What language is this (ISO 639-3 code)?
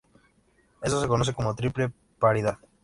spa